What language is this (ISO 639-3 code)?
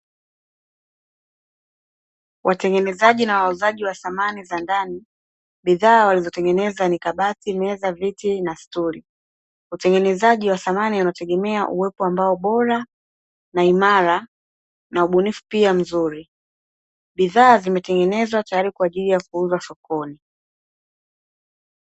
swa